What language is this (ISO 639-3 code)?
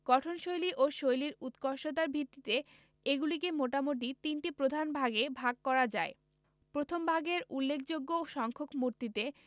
ben